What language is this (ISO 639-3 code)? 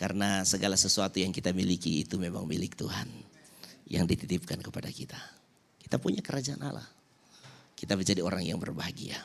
ind